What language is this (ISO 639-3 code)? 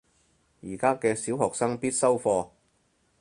yue